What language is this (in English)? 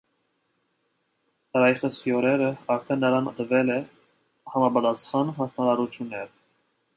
Armenian